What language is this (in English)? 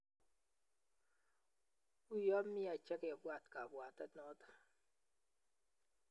Kalenjin